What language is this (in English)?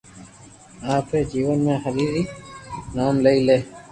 Loarki